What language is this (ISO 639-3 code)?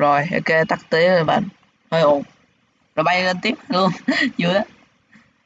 vie